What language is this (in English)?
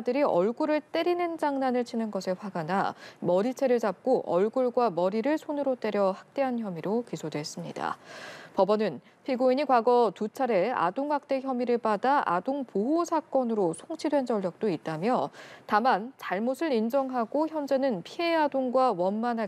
Korean